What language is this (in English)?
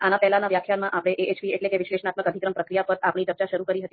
Gujarati